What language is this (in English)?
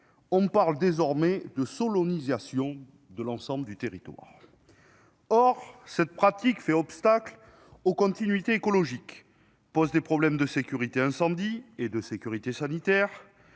French